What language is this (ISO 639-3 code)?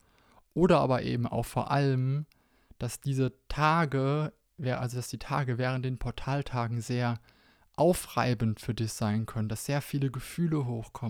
deu